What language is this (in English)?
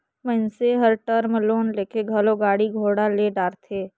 Chhattisgarhi